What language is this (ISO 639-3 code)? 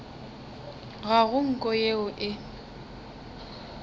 nso